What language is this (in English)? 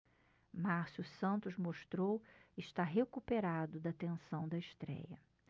Portuguese